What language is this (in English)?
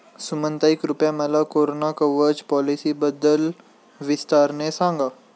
Marathi